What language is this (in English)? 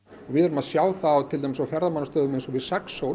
Icelandic